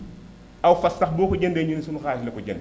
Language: Wolof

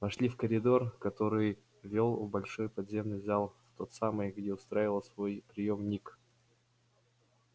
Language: Russian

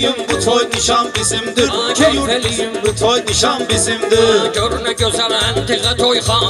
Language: Turkish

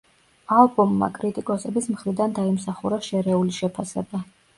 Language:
Georgian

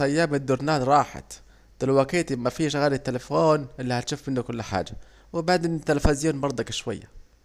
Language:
Saidi Arabic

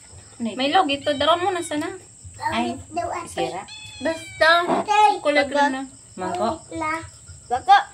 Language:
Filipino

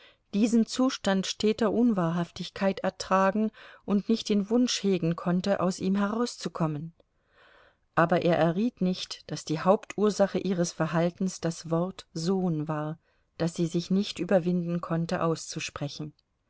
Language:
German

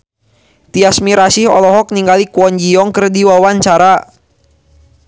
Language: Sundanese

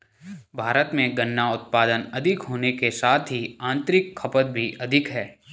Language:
Hindi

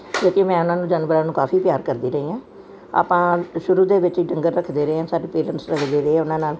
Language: Punjabi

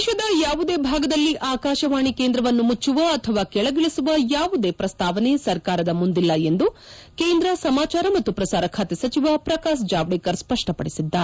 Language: Kannada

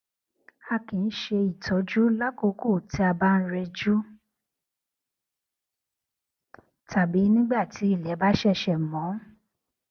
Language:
Yoruba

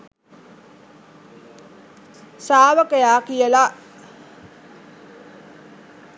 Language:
Sinhala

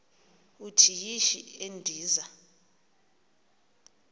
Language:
Xhosa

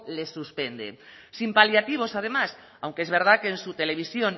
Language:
Spanish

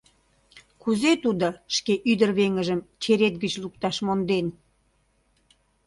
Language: Mari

